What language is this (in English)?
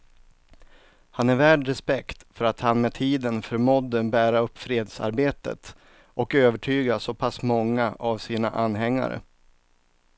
Swedish